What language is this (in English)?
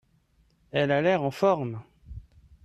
French